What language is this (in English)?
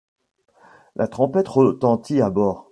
French